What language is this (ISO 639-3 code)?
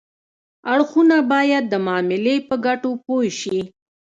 pus